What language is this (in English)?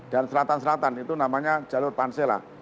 Indonesian